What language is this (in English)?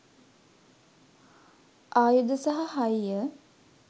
Sinhala